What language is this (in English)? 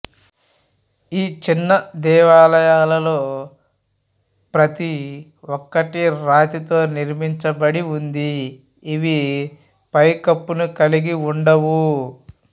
Telugu